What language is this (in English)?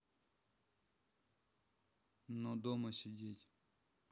Russian